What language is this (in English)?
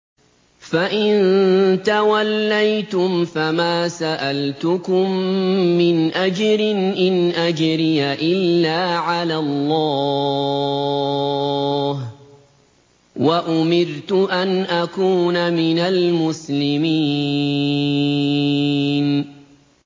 Arabic